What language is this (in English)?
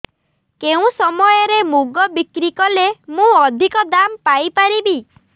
Odia